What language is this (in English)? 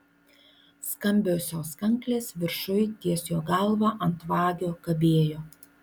Lithuanian